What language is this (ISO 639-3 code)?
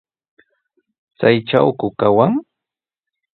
qws